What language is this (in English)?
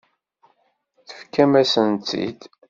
Kabyle